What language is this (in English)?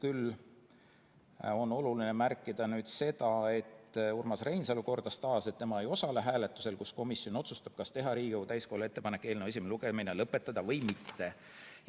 Estonian